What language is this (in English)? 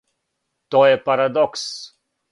Serbian